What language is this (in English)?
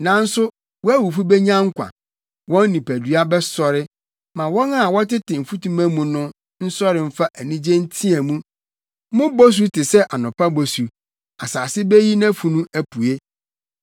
Akan